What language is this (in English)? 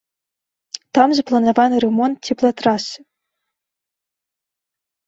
Belarusian